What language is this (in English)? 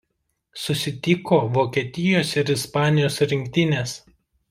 Lithuanian